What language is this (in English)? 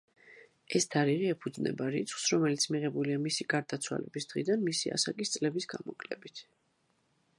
Georgian